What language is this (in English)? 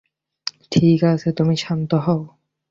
Bangla